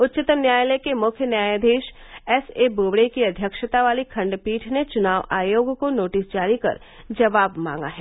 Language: Hindi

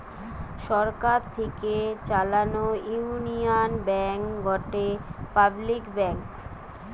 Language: Bangla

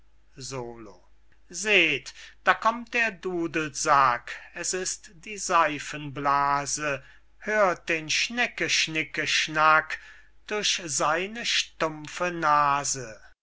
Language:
German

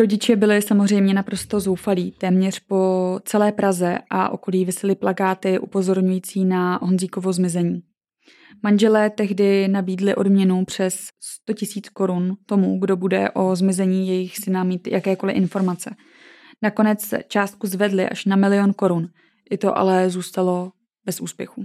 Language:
Czech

